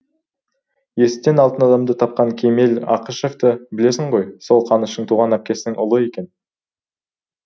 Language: Kazakh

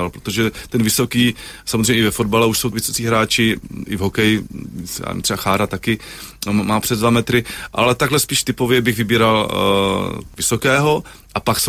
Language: Czech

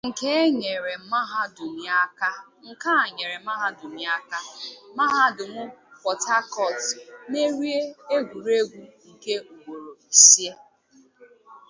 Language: Igbo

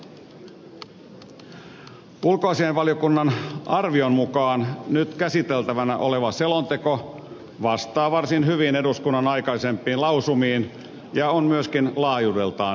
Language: Finnish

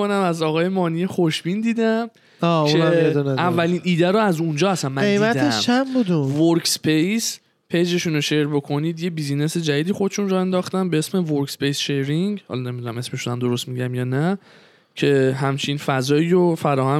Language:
Persian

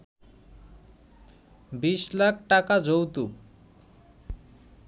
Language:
Bangla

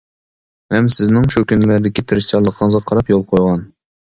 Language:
Uyghur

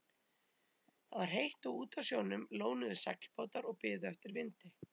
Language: Icelandic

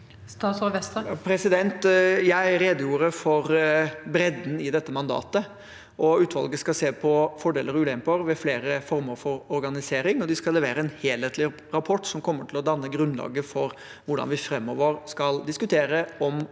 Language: Norwegian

